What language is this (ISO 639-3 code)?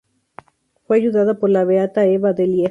spa